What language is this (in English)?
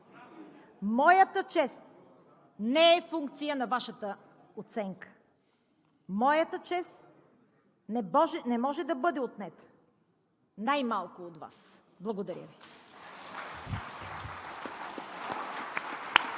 Bulgarian